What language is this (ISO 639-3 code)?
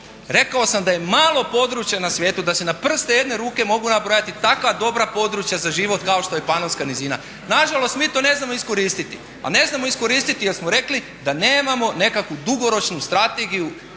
hrv